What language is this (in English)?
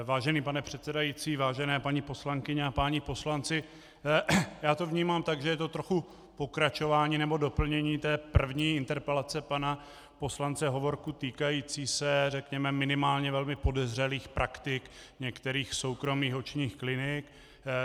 Czech